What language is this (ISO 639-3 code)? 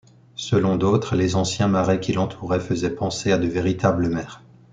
fra